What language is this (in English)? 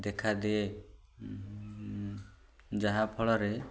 Odia